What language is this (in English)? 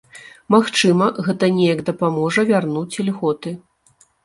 Belarusian